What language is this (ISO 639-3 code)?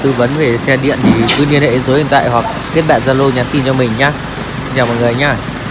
vie